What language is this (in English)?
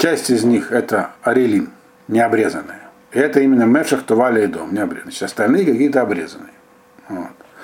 Russian